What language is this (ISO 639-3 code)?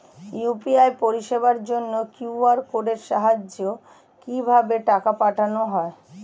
ben